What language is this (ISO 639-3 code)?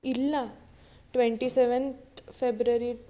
mal